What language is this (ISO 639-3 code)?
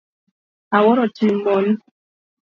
luo